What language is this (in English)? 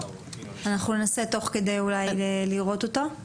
Hebrew